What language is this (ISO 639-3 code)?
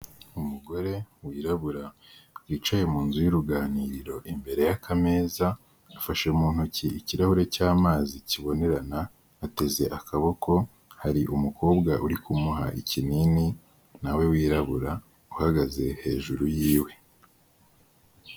kin